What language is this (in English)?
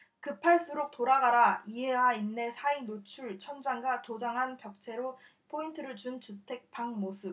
Korean